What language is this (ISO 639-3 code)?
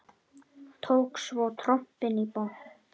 isl